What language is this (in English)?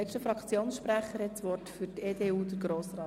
Swiss German